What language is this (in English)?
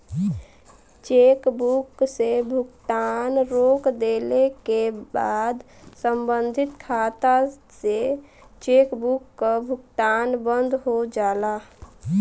Bhojpuri